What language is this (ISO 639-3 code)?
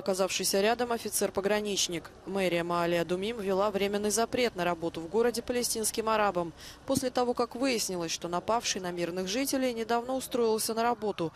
rus